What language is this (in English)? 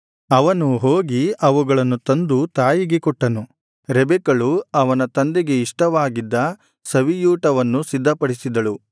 Kannada